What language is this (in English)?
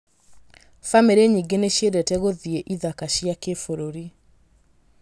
Kikuyu